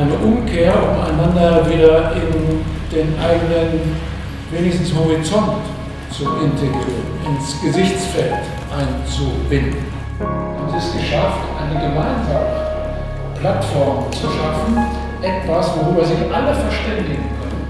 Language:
German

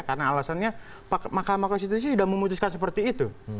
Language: Indonesian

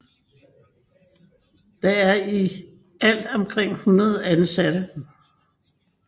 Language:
Danish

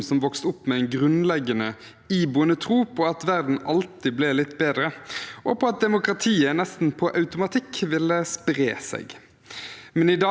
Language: Norwegian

